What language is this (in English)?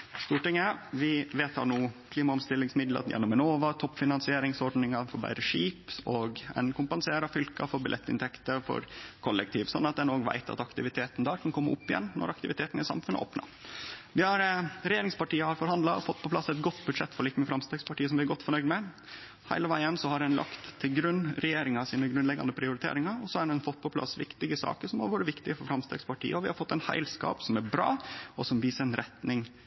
Norwegian Nynorsk